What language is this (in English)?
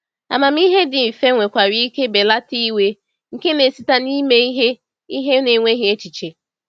Igbo